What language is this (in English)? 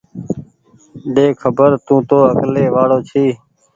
Goaria